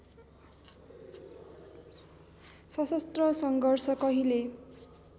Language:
Nepali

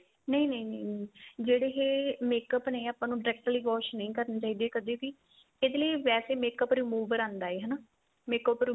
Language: Punjabi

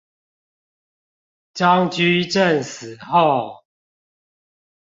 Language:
Chinese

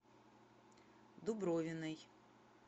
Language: Russian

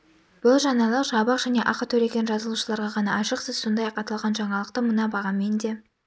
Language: Kazakh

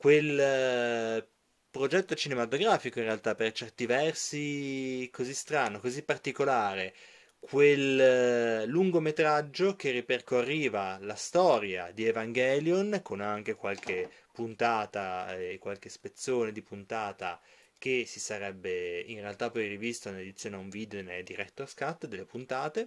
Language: Italian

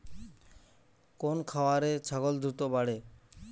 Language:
Bangla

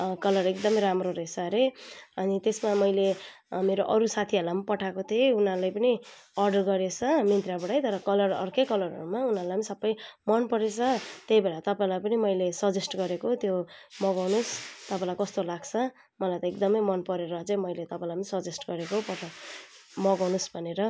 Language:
Nepali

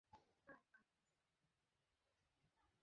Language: Bangla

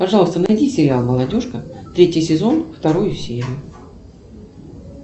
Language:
Russian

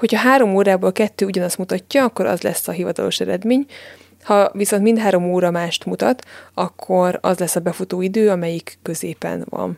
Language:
Hungarian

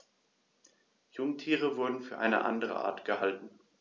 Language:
German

